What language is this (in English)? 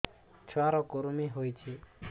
Odia